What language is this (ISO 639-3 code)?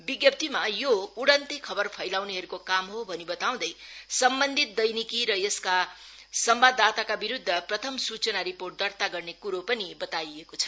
nep